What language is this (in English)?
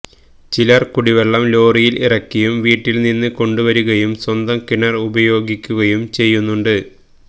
Malayalam